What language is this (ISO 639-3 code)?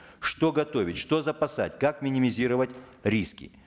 kaz